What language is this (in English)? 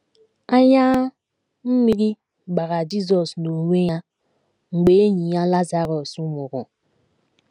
Igbo